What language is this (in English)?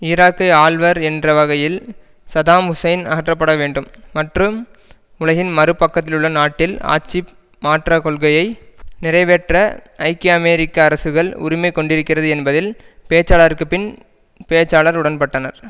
Tamil